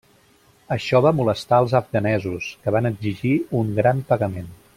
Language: Catalan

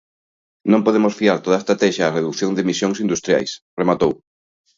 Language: Galician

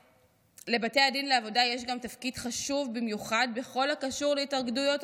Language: Hebrew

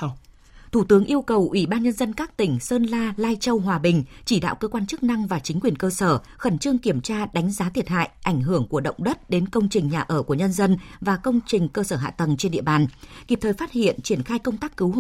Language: Vietnamese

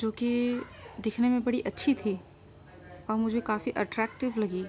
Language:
Urdu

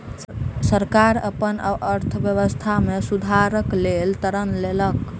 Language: Maithili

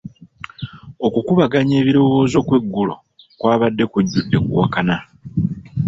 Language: Ganda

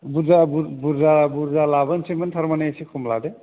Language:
Bodo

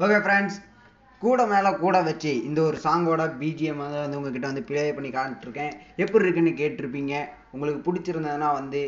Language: Tamil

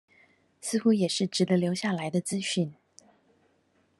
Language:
Chinese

